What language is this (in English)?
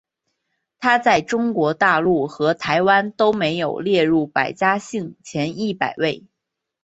Chinese